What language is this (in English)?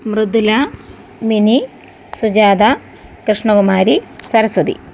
Malayalam